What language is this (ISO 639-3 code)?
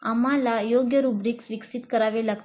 mar